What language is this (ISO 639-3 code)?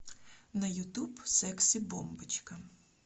rus